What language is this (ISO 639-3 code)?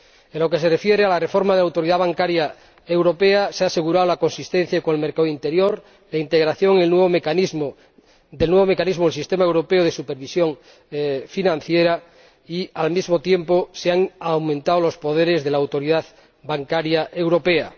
spa